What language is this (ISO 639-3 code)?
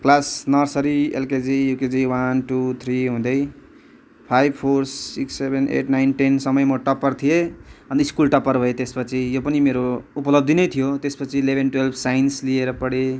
nep